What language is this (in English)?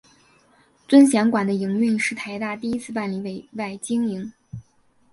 Chinese